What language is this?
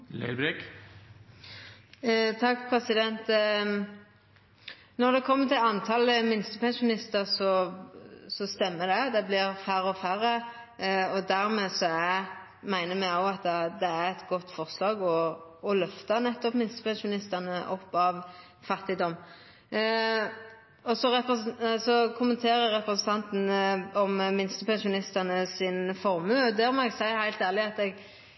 Norwegian Nynorsk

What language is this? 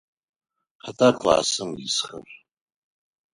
Adyghe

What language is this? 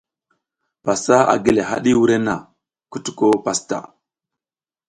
South Giziga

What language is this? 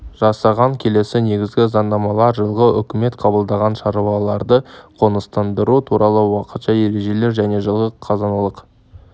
Kazakh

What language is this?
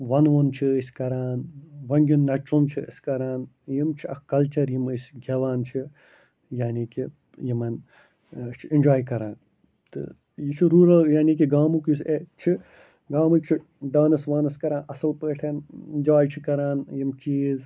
Kashmiri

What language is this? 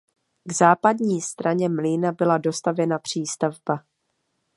Czech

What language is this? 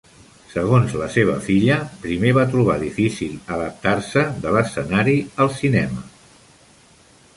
Catalan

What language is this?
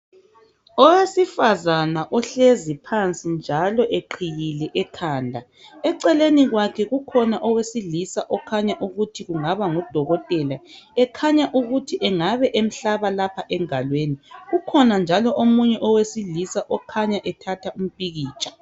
North Ndebele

